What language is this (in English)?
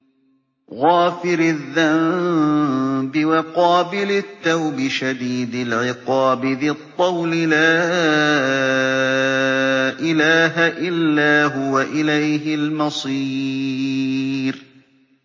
Arabic